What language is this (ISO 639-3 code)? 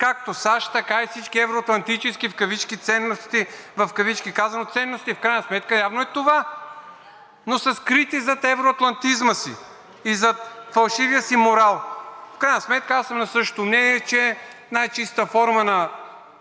bul